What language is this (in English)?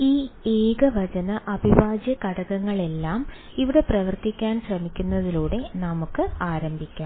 Malayalam